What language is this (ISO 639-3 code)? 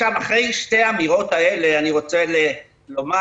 heb